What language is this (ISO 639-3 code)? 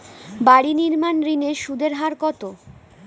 ben